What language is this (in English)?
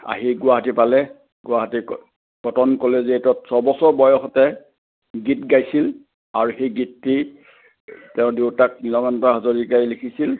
Assamese